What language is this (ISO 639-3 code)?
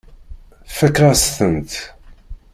kab